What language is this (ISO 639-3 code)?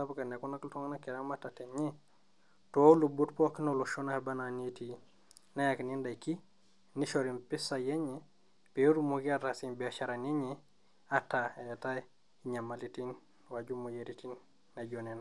mas